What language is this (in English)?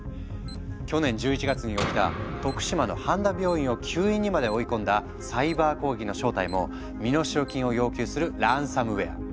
Japanese